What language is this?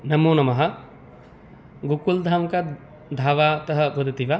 Sanskrit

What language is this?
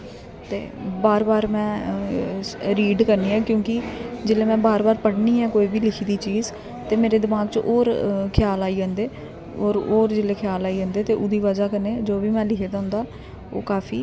Dogri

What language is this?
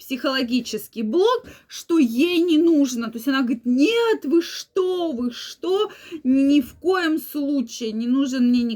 Russian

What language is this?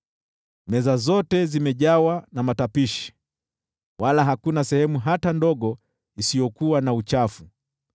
Swahili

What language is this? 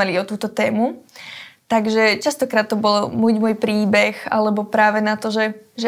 Slovak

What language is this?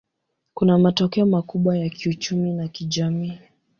Swahili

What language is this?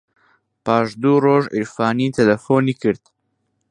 Central Kurdish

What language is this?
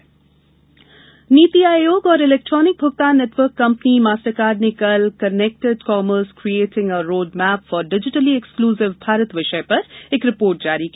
Hindi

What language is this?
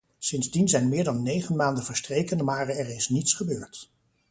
Dutch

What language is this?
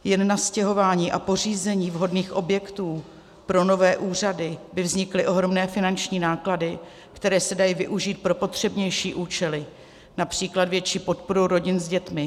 Czech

